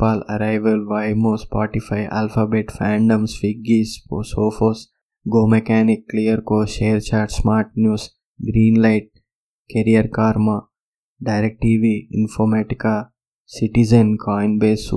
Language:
Telugu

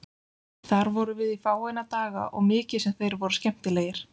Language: Icelandic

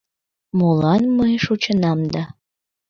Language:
Mari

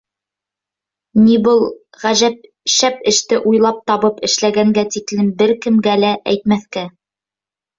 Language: Bashkir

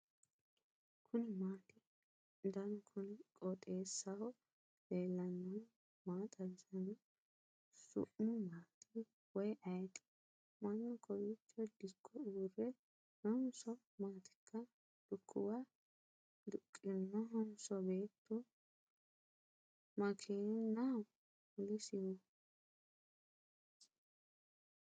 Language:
Sidamo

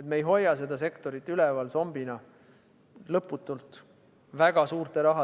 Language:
Estonian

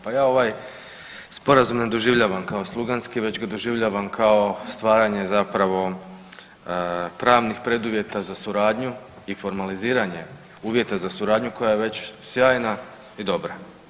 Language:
Croatian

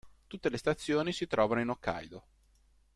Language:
Italian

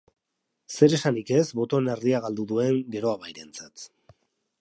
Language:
Basque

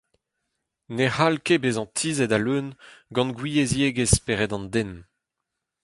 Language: Breton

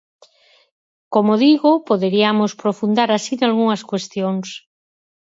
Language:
Galician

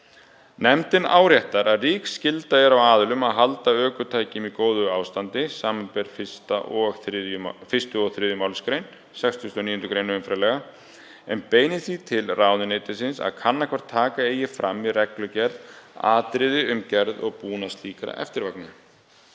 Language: Icelandic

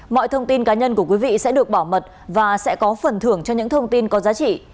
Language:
Vietnamese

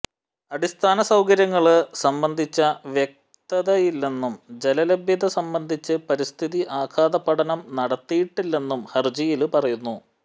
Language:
Malayalam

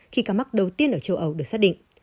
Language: Vietnamese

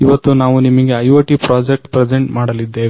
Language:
Kannada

